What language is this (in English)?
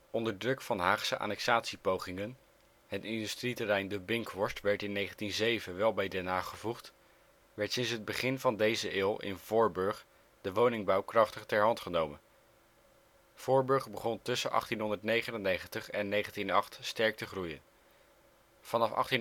Dutch